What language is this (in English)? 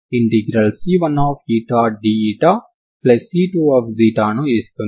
Telugu